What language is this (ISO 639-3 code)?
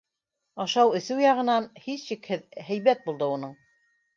bak